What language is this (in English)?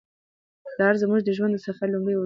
Pashto